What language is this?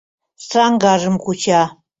Mari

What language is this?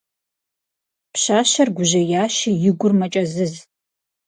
Kabardian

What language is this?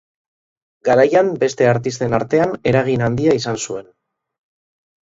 Basque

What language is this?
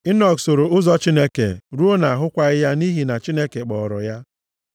Igbo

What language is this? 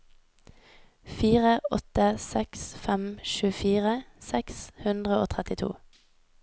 Norwegian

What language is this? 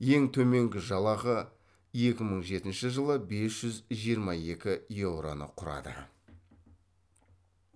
Kazakh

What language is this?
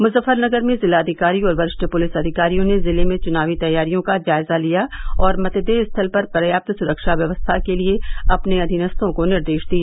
Hindi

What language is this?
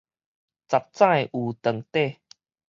Min Nan Chinese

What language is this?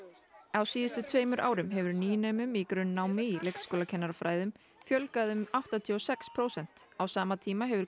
Icelandic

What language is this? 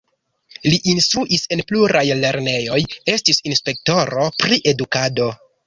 Esperanto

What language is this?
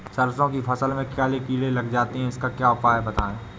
Hindi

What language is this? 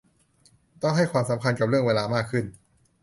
Thai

